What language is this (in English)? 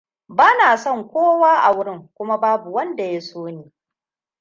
Hausa